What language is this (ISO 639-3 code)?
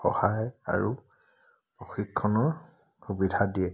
asm